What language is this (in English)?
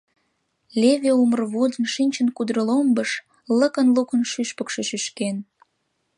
Mari